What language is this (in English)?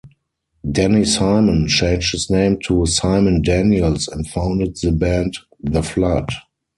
English